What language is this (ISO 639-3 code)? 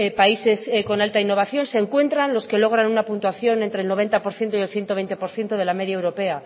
spa